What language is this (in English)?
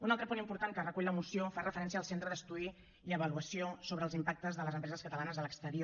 Catalan